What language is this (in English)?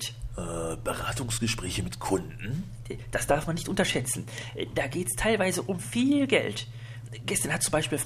German